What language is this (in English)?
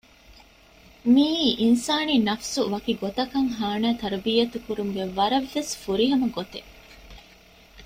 Divehi